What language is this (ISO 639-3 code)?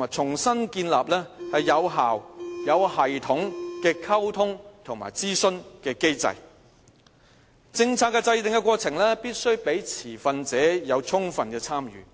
yue